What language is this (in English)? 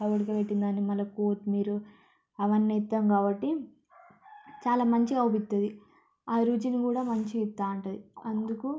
Telugu